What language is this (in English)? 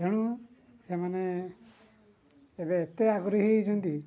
Odia